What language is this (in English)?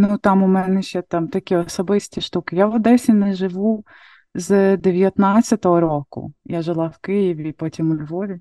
Ukrainian